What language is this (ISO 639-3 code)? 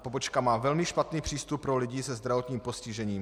ces